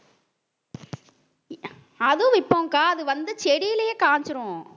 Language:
Tamil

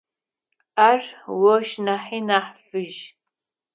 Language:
Adyghe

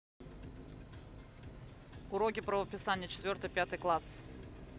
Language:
Russian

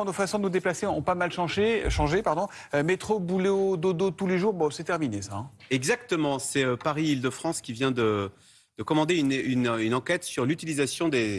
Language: French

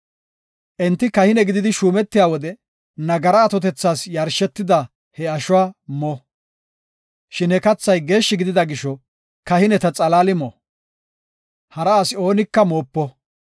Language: Gofa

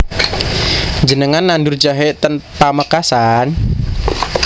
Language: Javanese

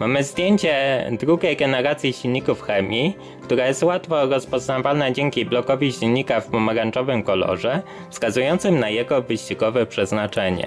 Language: Polish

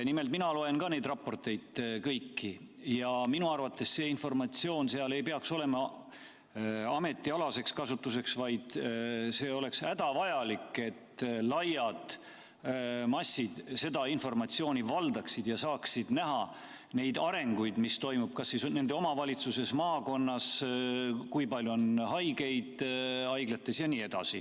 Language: Estonian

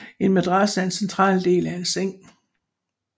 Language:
Danish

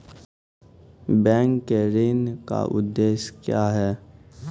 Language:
Maithili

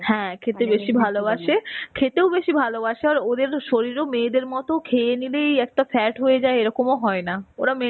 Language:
Bangla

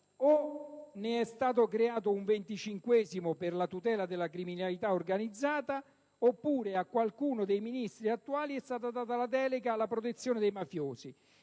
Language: Italian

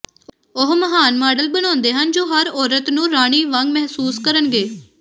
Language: Punjabi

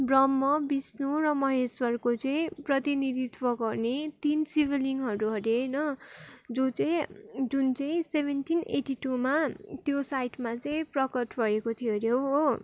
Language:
Nepali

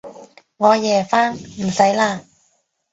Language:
Cantonese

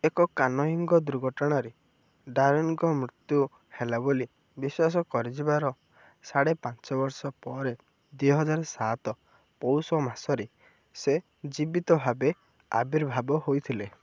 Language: Odia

